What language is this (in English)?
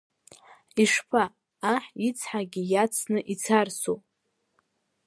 Abkhazian